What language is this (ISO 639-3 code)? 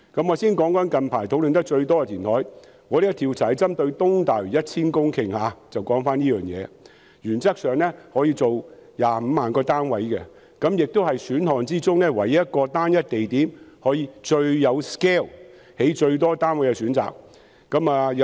yue